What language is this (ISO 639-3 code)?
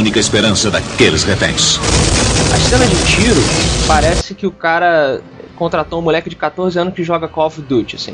por